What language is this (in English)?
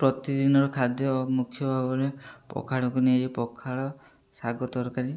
Odia